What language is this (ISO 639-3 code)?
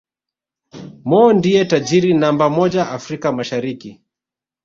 swa